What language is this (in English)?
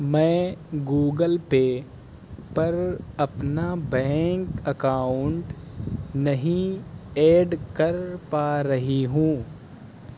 Urdu